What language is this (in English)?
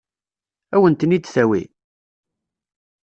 Kabyle